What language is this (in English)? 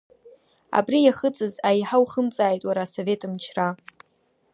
Abkhazian